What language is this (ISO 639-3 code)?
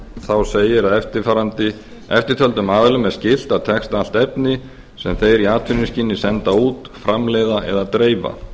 isl